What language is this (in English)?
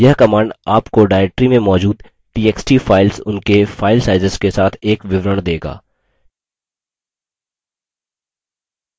Hindi